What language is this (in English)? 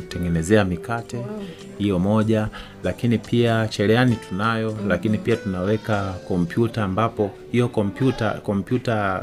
Swahili